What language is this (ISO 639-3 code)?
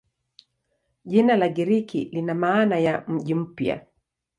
swa